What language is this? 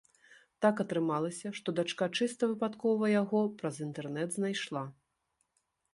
Belarusian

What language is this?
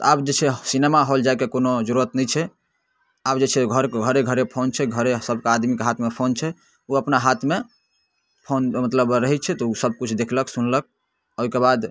Maithili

